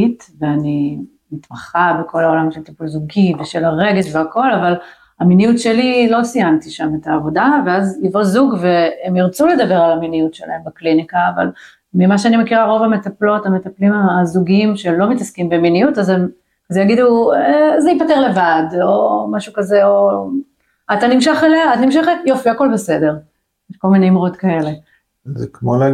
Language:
Hebrew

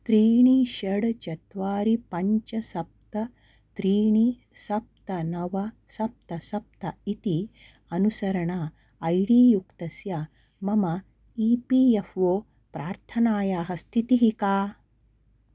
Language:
Sanskrit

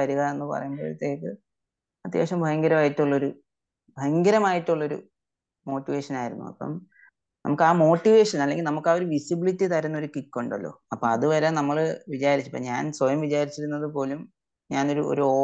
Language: Malayalam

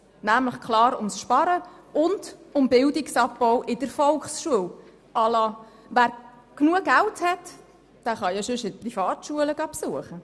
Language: Swiss German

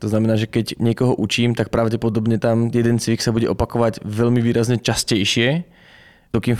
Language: Czech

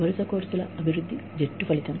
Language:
Telugu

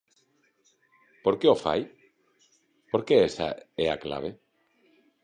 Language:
Galician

